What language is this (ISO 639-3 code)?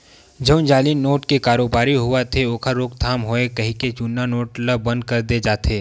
hne